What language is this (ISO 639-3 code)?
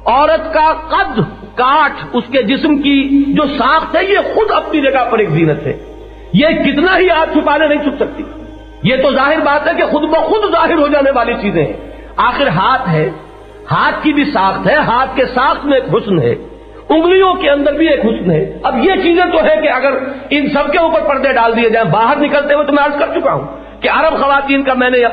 urd